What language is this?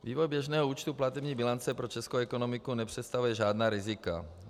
Czech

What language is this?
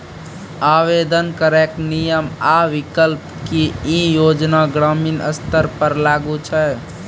Maithili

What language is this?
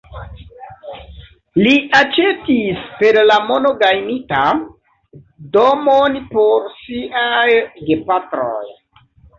Esperanto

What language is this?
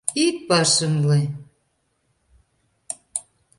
Mari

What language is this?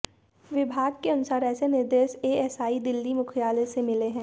Hindi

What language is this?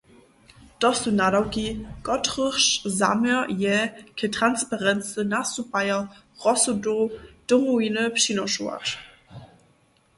Upper Sorbian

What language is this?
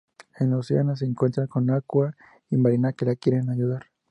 Spanish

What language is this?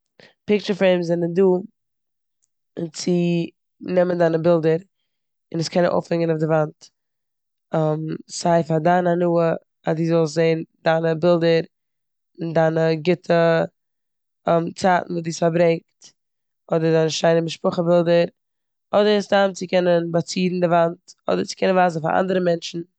Yiddish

